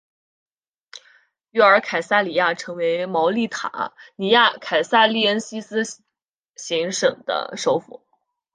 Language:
Chinese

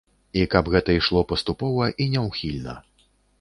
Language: Belarusian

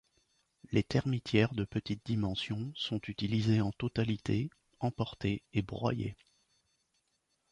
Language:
French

